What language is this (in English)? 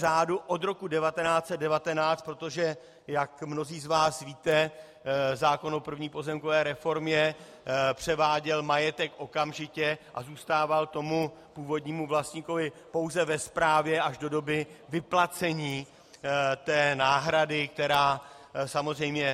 Czech